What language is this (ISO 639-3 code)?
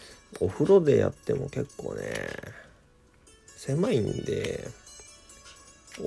jpn